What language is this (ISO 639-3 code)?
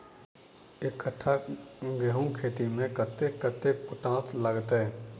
mai